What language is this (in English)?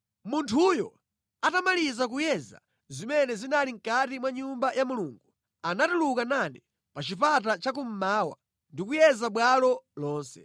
Nyanja